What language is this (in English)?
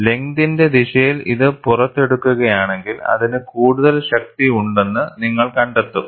Malayalam